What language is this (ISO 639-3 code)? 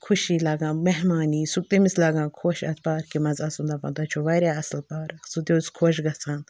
kas